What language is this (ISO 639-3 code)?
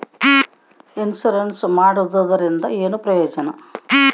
kan